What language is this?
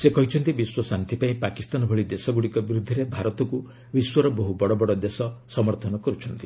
Odia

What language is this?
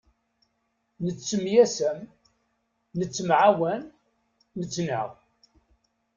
Kabyle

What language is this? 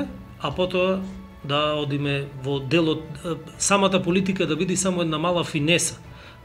Macedonian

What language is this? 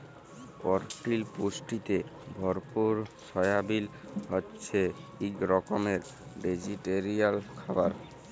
Bangla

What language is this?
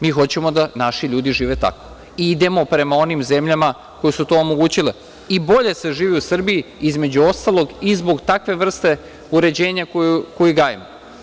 Serbian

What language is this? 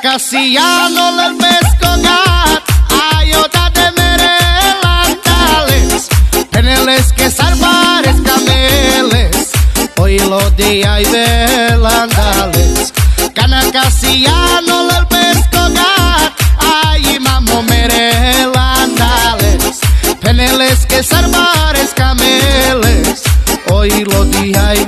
Romanian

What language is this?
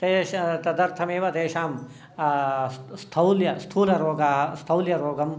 Sanskrit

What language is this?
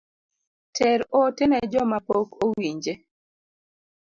Luo (Kenya and Tanzania)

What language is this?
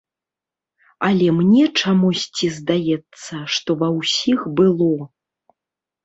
Belarusian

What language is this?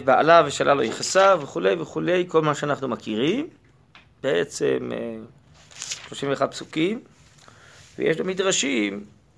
Hebrew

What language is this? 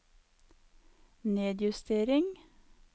Norwegian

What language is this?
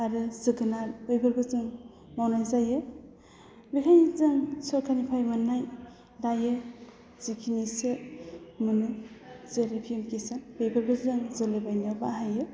Bodo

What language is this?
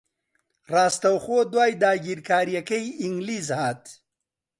Central Kurdish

